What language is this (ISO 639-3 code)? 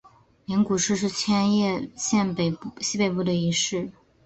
zho